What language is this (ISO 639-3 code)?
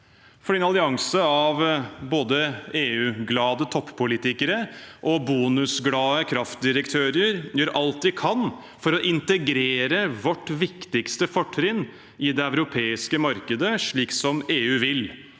nor